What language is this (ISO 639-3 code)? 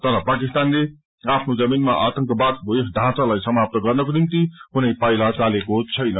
nep